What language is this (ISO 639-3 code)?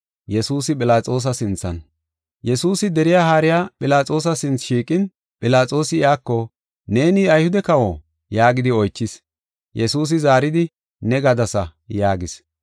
gof